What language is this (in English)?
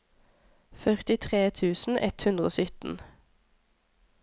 Norwegian